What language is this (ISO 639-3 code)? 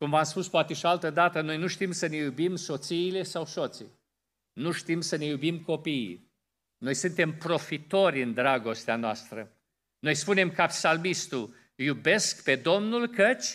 ron